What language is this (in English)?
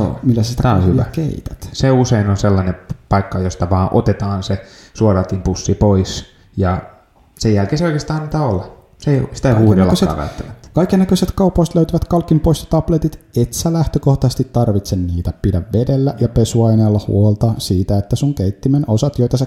Finnish